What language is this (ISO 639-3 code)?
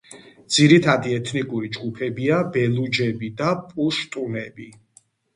kat